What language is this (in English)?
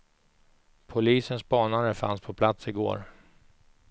Swedish